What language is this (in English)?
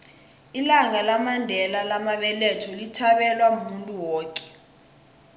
South Ndebele